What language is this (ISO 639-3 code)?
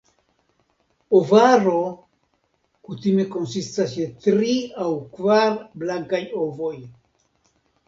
epo